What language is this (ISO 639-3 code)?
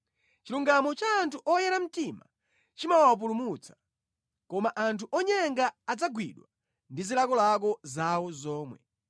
nya